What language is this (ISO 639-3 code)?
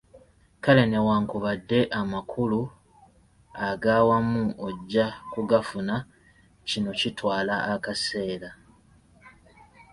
lug